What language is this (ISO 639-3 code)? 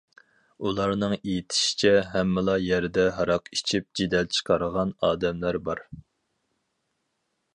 uig